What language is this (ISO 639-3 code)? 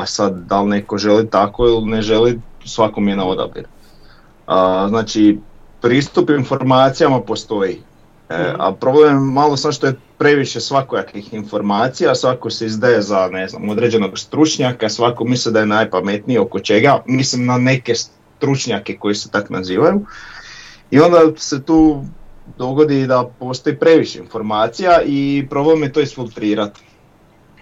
hrv